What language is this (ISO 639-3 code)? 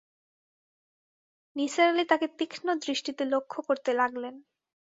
ben